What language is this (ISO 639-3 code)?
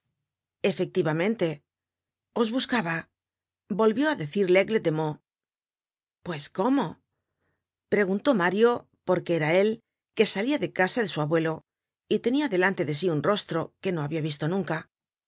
spa